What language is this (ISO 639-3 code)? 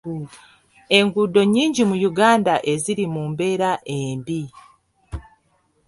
lug